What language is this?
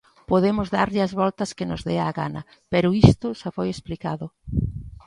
Galician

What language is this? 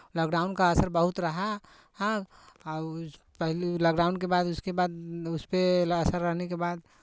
Hindi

